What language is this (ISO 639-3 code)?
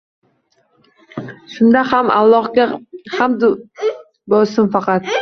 uzb